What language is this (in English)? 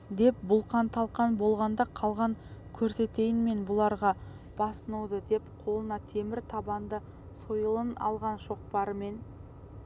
Kazakh